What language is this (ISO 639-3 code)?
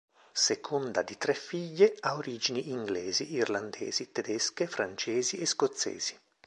ita